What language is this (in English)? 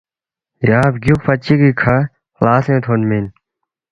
Balti